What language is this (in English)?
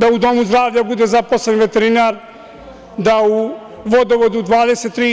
Serbian